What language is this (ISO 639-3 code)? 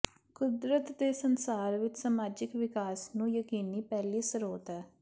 pan